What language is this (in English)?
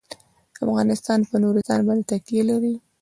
Pashto